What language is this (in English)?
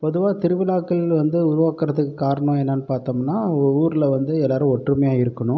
Tamil